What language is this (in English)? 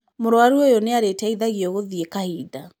Kikuyu